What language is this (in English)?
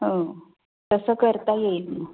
Marathi